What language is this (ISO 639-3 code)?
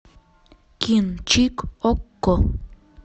rus